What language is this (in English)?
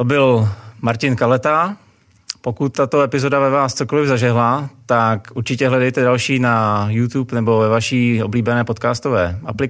Czech